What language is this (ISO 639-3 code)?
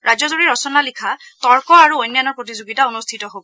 asm